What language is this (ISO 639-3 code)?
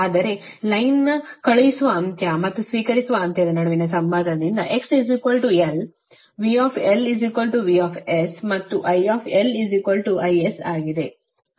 kan